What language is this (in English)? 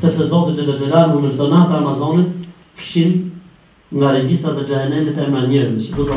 Turkish